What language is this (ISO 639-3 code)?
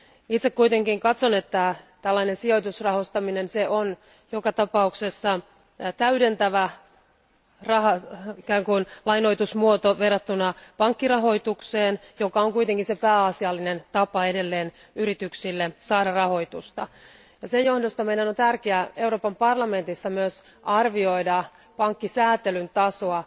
fin